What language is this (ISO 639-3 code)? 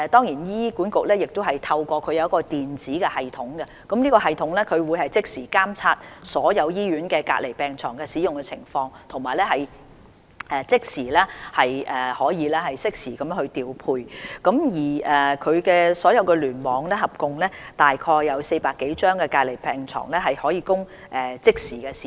yue